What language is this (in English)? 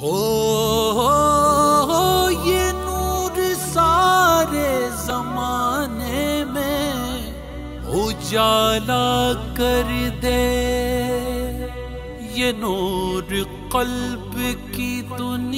Romanian